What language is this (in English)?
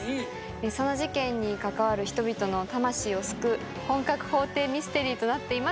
Japanese